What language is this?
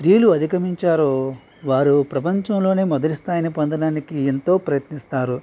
Telugu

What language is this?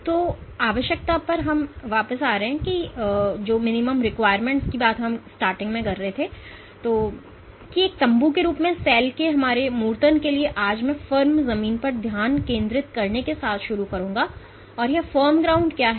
Hindi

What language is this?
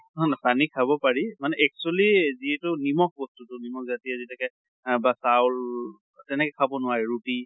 Assamese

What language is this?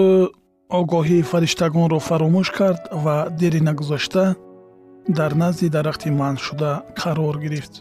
Persian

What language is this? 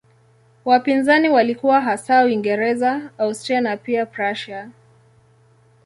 Swahili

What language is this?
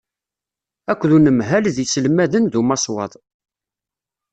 Kabyle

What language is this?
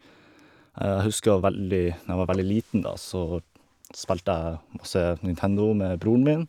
Norwegian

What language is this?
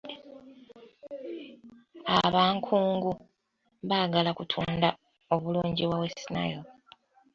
Ganda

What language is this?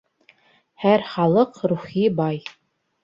Bashkir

